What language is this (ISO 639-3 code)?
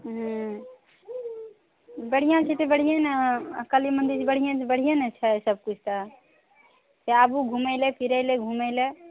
mai